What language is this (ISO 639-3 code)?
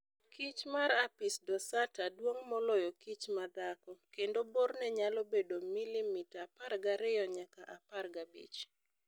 luo